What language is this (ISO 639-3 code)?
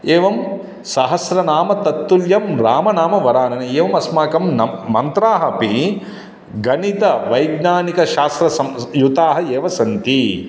san